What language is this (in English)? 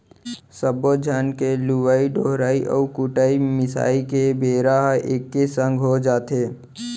Chhattisgarhi